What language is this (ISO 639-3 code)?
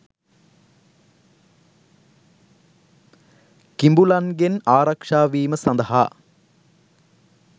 sin